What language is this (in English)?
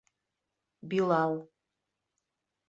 Bashkir